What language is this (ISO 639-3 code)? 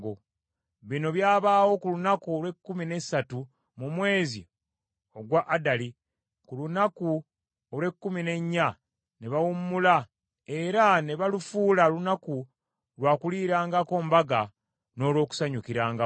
lug